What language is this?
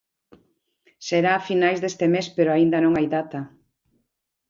Galician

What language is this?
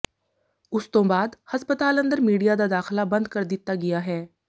Punjabi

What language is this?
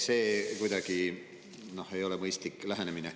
Estonian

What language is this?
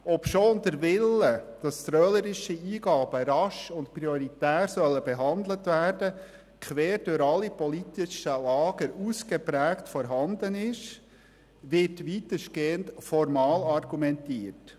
Swiss German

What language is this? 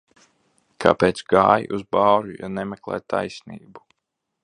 Latvian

